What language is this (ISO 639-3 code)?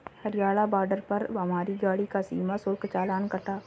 hin